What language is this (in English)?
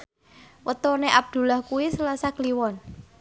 Javanese